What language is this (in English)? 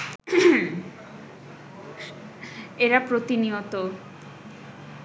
Bangla